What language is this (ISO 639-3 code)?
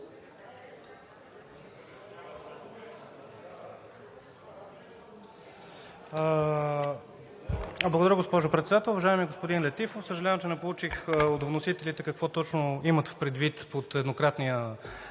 bul